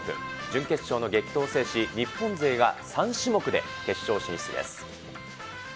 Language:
Japanese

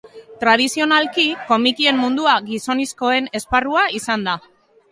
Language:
Basque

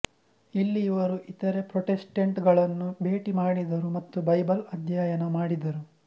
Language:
Kannada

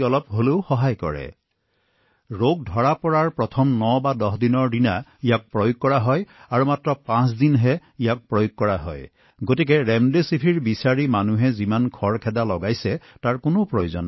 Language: Assamese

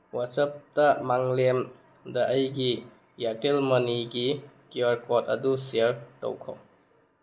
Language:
Manipuri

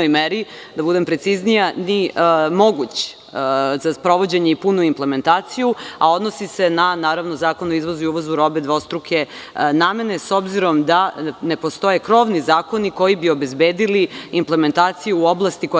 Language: Serbian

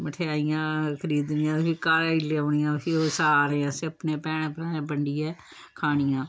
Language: Dogri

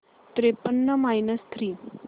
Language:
Marathi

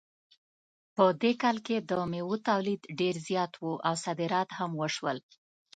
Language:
Pashto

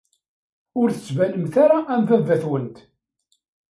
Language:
Kabyle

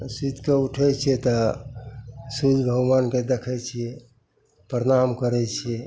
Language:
Maithili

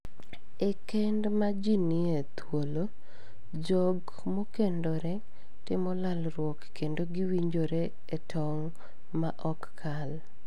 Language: Luo (Kenya and Tanzania)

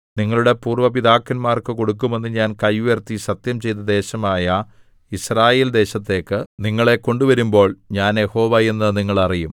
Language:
Malayalam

